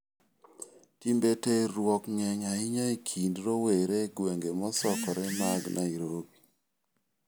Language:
Luo (Kenya and Tanzania)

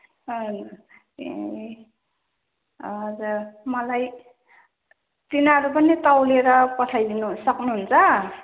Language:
Nepali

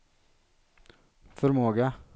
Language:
Swedish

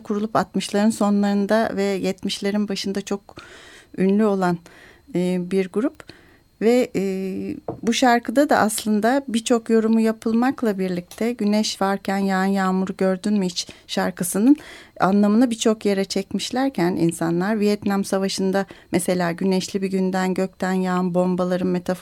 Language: Turkish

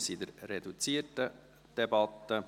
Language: Swiss German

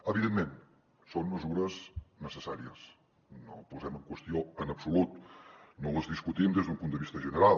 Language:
Catalan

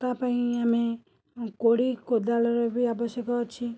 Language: Odia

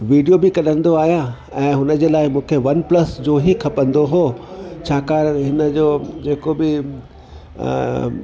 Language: Sindhi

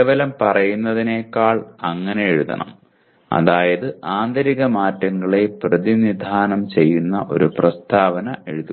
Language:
Malayalam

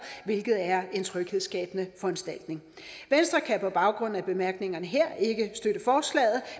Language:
Danish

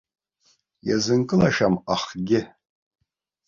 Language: Abkhazian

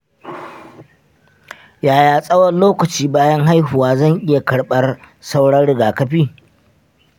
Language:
Hausa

